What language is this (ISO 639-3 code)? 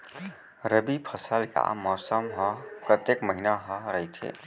hne